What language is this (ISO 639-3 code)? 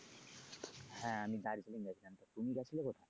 ben